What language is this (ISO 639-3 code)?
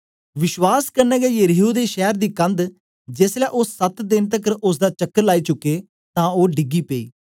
doi